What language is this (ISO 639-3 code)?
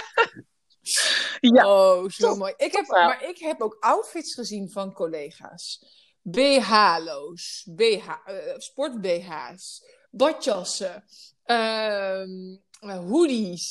nld